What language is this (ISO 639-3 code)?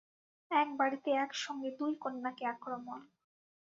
ben